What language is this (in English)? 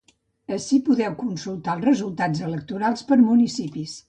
Catalan